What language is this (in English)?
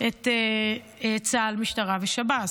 Hebrew